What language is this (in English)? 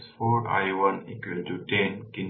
Bangla